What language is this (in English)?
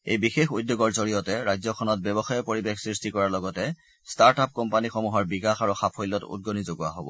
Assamese